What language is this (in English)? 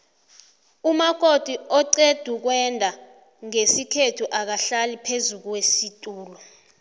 South Ndebele